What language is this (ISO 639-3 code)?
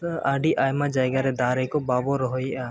sat